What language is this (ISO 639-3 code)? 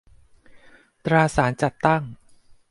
tha